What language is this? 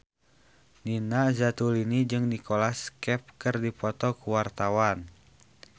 Sundanese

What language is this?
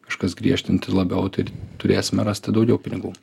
Lithuanian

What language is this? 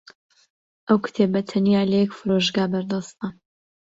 Central Kurdish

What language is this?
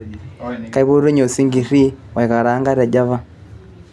Masai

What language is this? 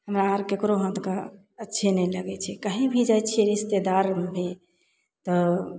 Maithili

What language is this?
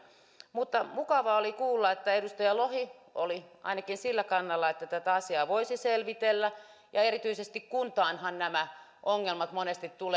Finnish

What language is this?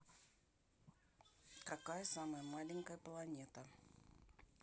Russian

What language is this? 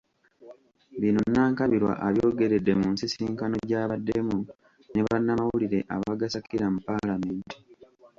Ganda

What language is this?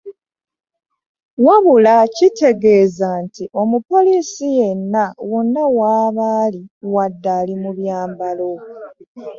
Ganda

